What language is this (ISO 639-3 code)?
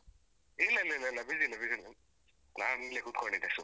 kan